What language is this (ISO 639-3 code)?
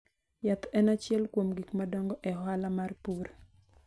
luo